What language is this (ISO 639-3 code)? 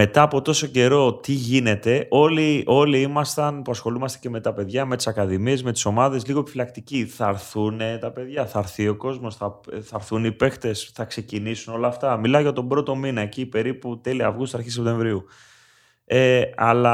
ell